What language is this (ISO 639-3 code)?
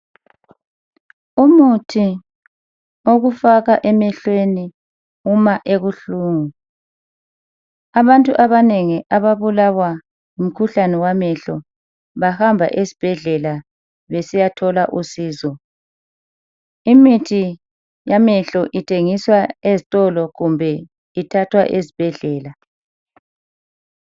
nde